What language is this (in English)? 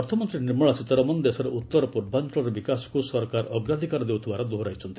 Odia